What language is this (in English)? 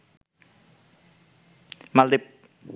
Bangla